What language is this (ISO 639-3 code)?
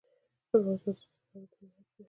pus